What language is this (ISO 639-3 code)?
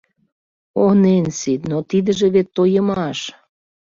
chm